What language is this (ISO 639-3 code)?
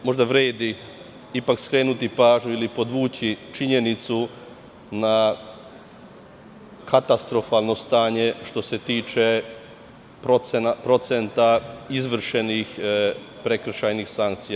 srp